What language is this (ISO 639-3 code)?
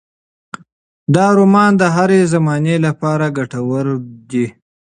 pus